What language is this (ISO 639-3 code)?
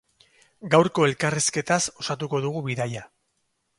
eus